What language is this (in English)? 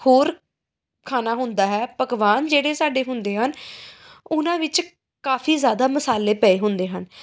Punjabi